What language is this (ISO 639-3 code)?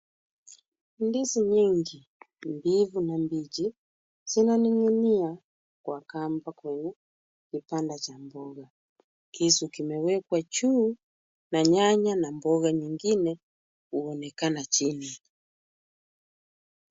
swa